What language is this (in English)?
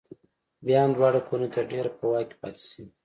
Pashto